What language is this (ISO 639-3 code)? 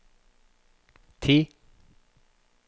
nor